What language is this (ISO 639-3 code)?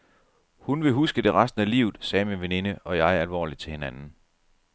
dan